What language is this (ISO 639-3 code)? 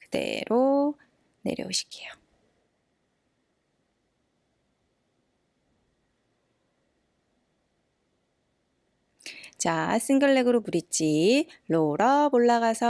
kor